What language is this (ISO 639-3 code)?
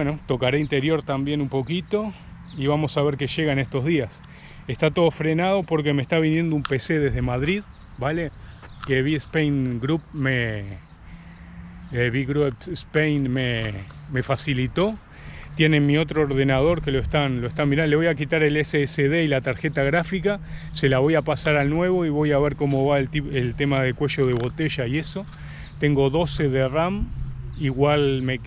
spa